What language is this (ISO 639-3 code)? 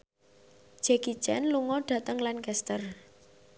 jav